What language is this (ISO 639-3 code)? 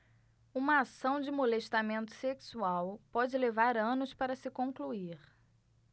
por